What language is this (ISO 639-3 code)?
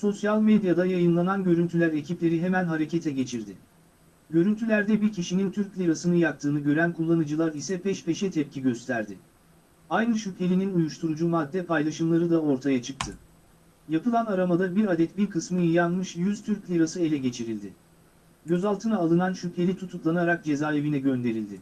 tur